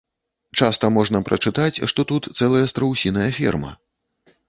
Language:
Belarusian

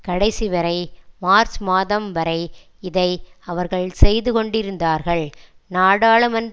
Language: Tamil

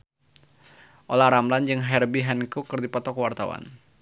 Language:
Sundanese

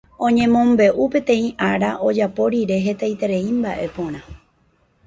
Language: Guarani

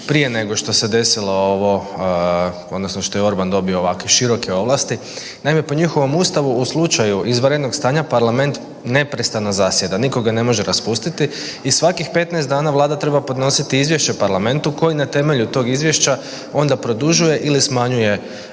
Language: Croatian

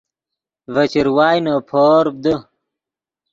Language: Yidgha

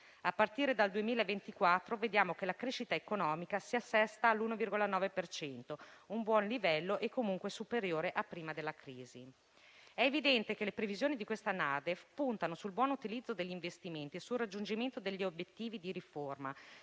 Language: Italian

